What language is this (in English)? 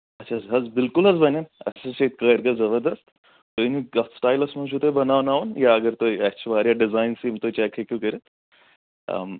Kashmiri